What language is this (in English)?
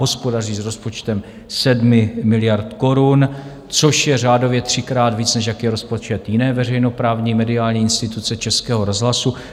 Czech